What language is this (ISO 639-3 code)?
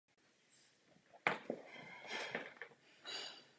ces